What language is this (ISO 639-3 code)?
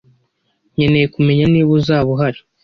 kin